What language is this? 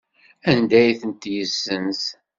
Kabyle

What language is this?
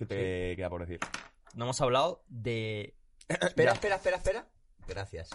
Spanish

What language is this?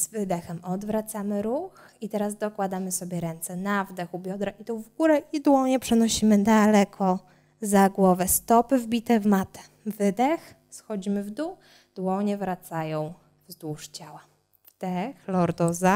Polish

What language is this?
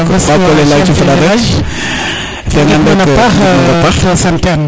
Serer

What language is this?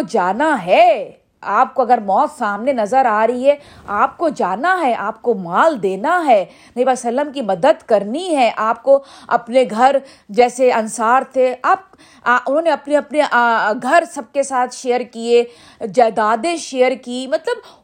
Urdu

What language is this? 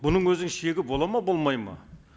Kazakh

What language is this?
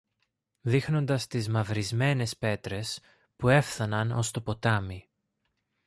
Greek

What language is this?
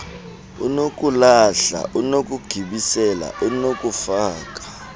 Xhosa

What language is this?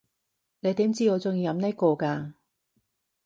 Cantonese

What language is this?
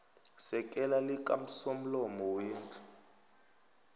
South Ndebele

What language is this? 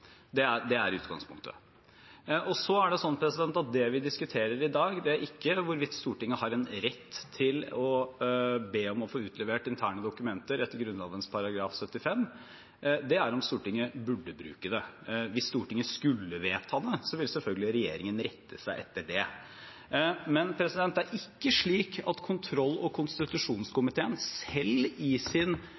Norwegian Bokmål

